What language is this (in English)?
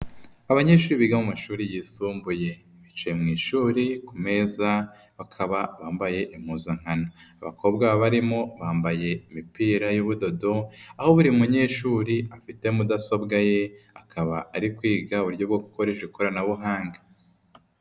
Kinyarwanda